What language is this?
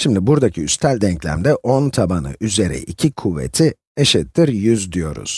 Turkish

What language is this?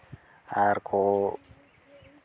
Santali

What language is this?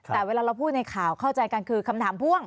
Thai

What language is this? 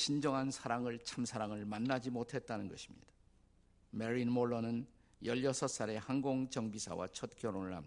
Korean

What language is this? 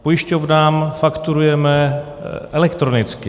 Czech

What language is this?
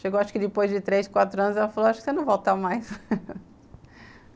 Portuguese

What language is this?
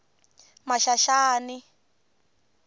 Tsonga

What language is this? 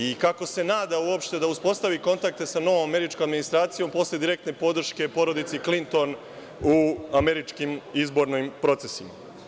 Serbian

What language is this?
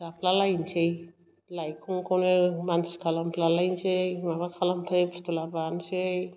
Bodo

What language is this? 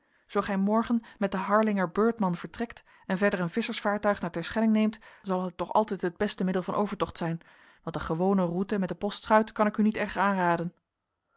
Dutch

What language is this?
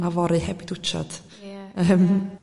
Welsh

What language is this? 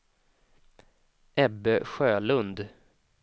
Swedish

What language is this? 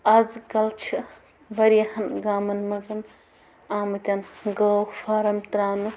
Kashmiri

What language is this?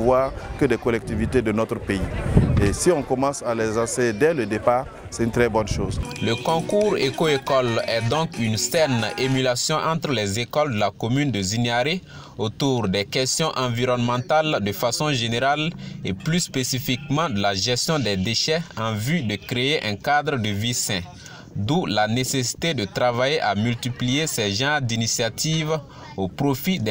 French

